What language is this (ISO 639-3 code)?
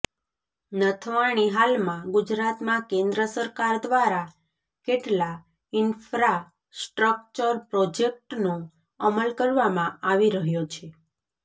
guj